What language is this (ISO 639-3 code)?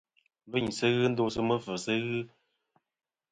bkm